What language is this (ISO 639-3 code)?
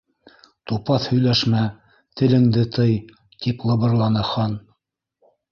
bak